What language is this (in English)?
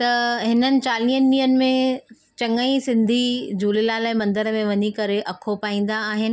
Sindhi